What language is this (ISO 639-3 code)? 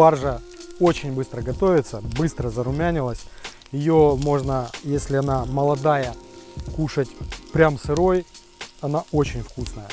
rus